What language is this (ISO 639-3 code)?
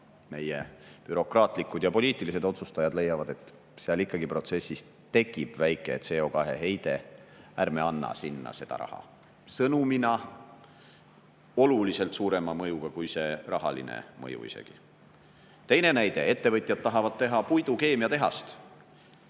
est